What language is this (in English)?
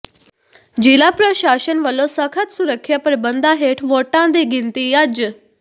Punjabi